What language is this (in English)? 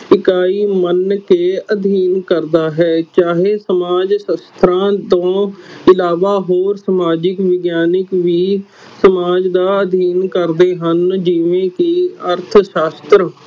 Punjabi